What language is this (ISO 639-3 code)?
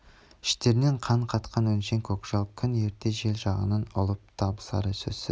kaz